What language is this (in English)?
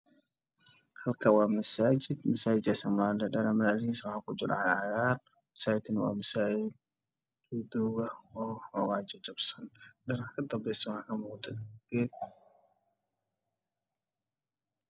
Somali